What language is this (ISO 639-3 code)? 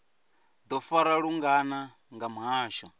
ven